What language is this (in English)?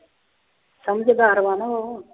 Punjabi